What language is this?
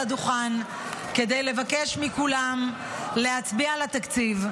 Hebrew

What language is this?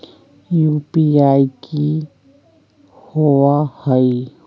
Magahi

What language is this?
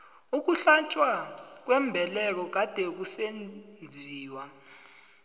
South Ndebele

